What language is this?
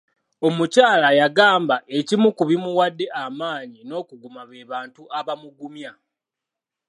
Ganda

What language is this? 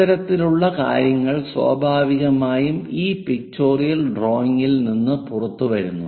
Malayalam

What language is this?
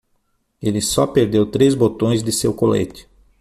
Portuguese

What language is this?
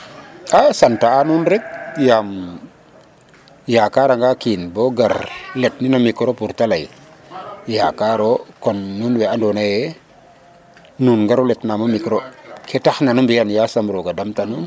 Serer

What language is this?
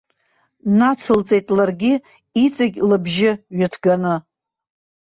Abkhazian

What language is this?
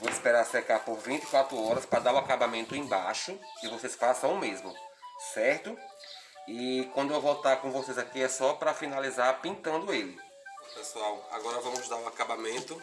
Portuguese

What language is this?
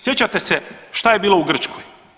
Croatian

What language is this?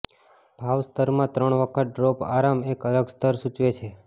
Gujarati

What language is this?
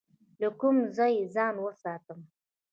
Pashto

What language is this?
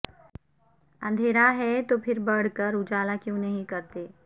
Urdu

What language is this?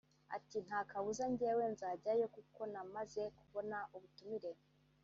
Kinyarwanda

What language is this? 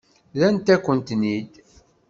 Kabyle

